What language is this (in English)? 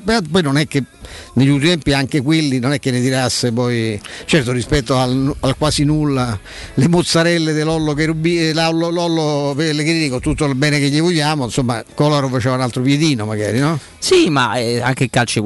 Italian